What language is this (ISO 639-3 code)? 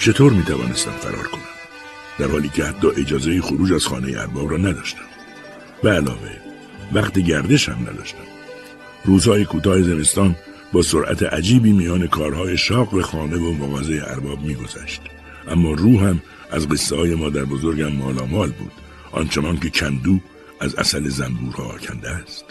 fas